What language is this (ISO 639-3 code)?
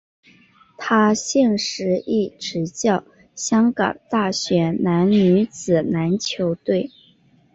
zho